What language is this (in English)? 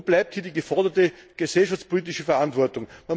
German